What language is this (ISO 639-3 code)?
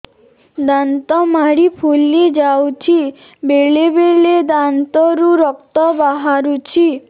ori